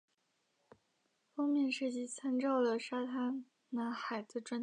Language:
Chinese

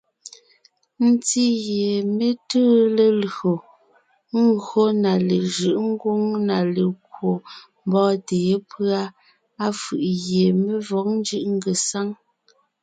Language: Ngiemboon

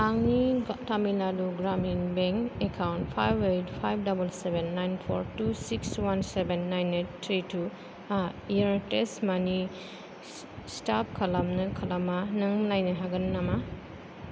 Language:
Bodo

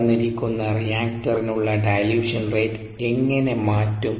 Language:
Malayalam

